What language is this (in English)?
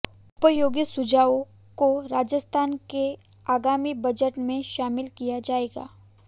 Hindi